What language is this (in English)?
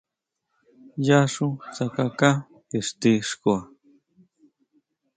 Huautla Mazatec